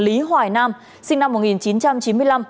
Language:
Vietnamese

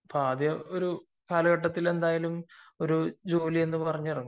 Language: Malayalam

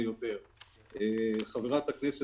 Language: Hebrew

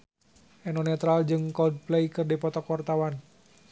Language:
Sundanese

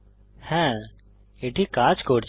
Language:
Bangla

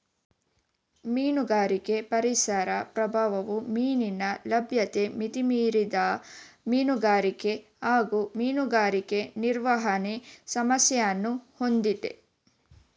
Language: Kannada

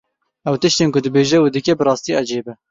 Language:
Kurdish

